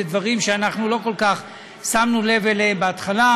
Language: Hebrew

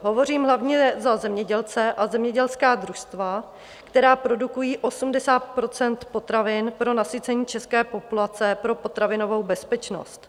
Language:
Czech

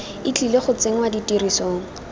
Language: Tswana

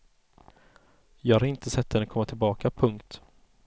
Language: Swedish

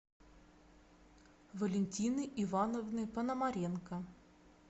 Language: Russian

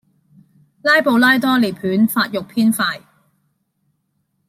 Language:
Cantonese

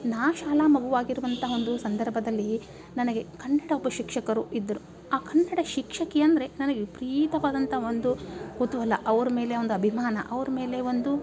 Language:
Kannada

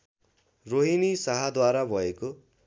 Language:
Nepali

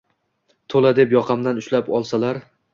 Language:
Uzbek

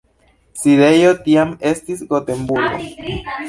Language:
Esperanto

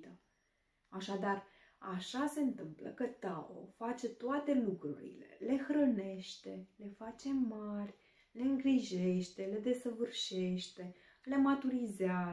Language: Romanian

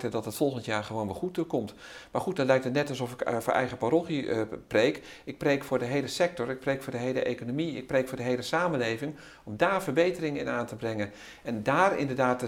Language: Dutch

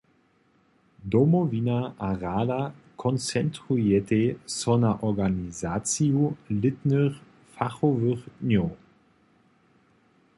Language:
Upper Sorbian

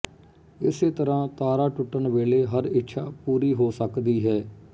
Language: Punjabi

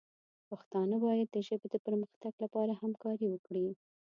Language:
Pashto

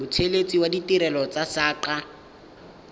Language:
Tswana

